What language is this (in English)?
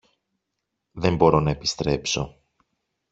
Greek